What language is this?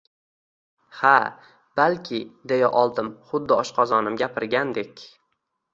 Uzbek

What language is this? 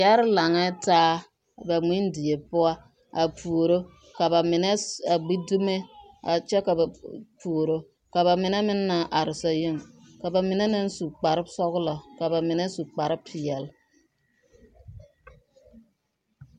Southern Dagaare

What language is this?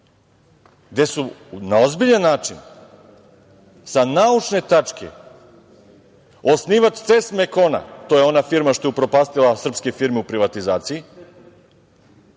Serbian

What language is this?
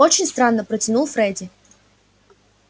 Russian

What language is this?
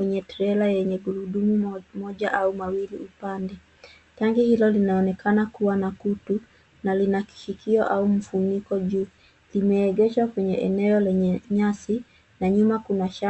Swahili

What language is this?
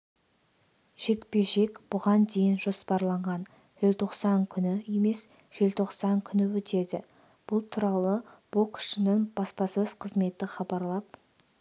Kazakh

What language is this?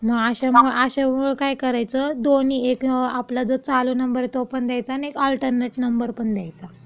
Marathi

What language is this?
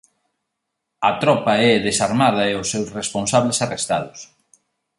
Galician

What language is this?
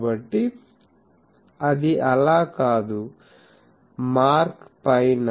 Telugu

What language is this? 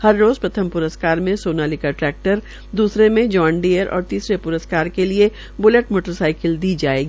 Hindi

